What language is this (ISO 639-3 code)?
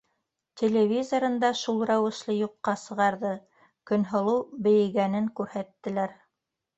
bak